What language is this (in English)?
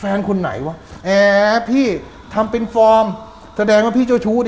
Thai